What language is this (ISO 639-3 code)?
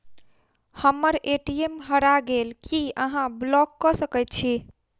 mai